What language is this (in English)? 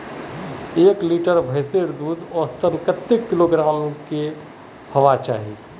Magahi